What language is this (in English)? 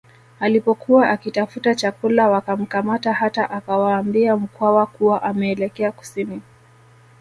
Swahili